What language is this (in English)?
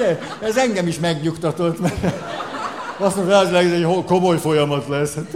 Hungarian